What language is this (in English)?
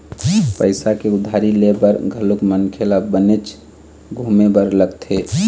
Chhattisgarhi